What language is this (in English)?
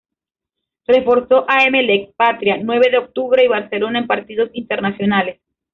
Spanish